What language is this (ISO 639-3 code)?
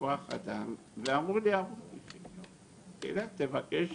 heb